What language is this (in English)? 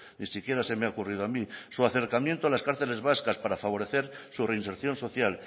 Spanish